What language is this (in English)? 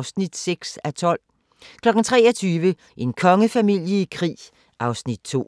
Danish